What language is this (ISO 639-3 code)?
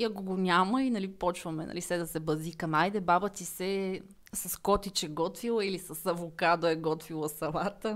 bul